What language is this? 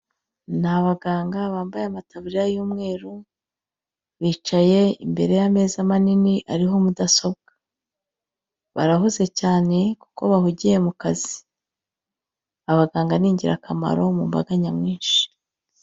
Kinyarwanda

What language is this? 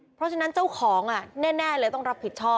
Thai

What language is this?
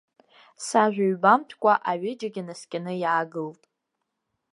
Abkhazian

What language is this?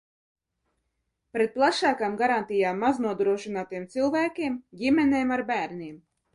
Latvian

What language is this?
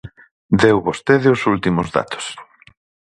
Galician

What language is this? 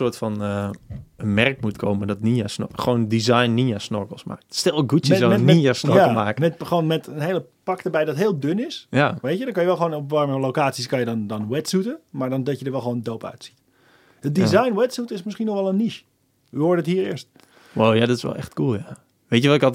Dutch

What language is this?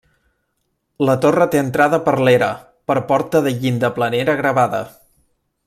Catalan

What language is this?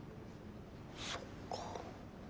Japanese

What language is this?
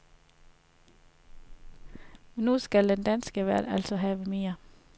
Danish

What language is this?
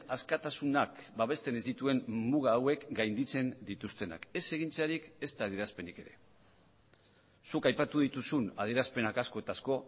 Basque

